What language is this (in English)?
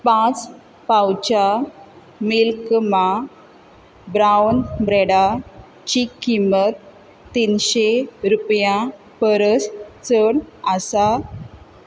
Konkani